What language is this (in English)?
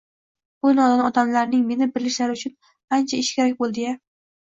Uzbek